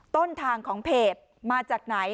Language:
Thai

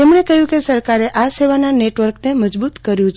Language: Gujarati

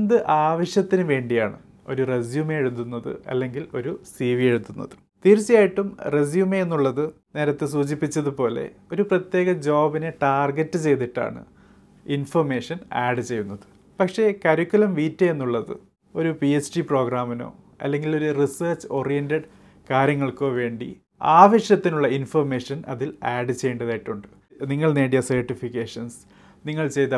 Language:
Malayalam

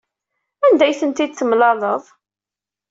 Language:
Kabyle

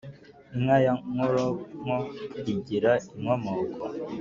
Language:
Kinyarwanda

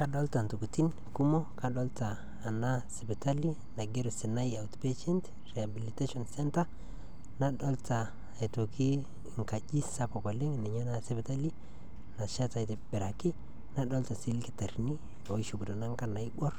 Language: Masai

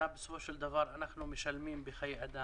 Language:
Hebrew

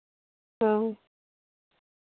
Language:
Santali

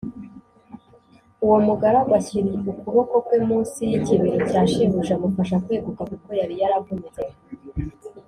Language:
Kinyarwanda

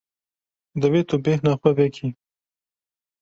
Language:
Kurdish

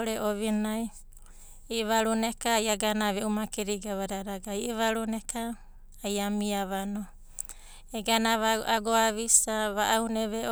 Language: Abadi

